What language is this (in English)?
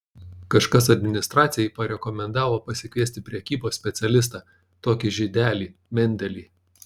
Lithuanian